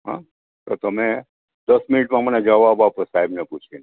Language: Gujarati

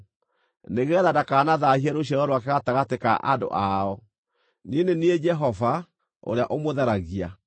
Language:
Kikuyu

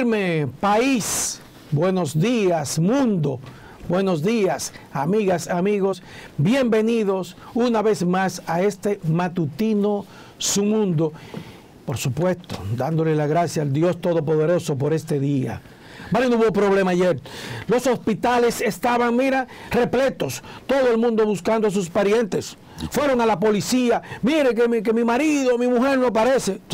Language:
Spanish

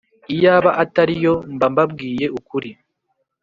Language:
Kinyarwanda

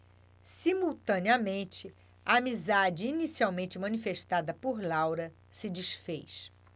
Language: Portuguese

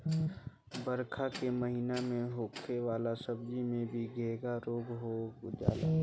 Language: Bhojpuri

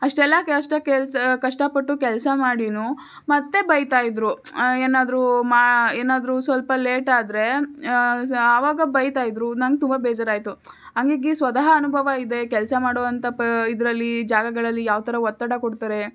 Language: Kannada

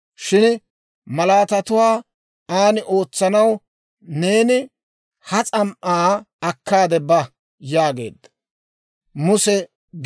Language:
Dawro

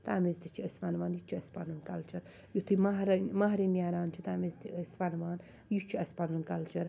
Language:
Kashmiri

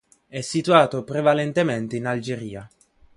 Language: Italian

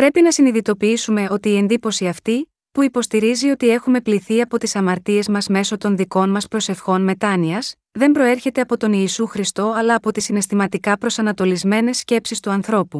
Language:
Greek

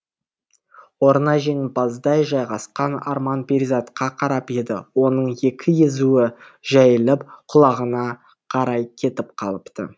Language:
Kazakh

